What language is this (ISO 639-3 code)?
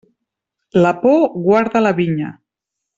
cat